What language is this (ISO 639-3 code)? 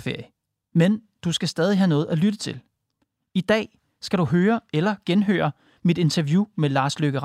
dan